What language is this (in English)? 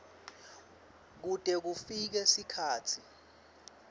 Swati